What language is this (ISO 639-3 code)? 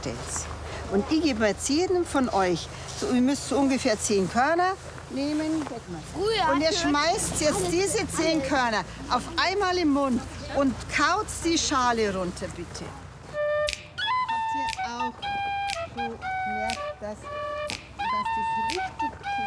deu